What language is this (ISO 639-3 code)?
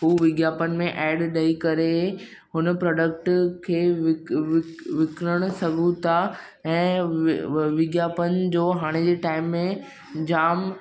snd